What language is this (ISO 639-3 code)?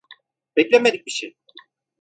tur